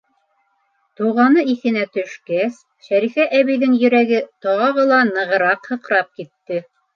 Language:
Bashkir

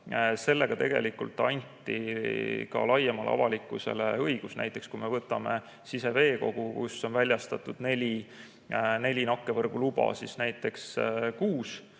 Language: Estonian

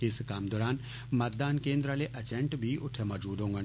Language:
Dogri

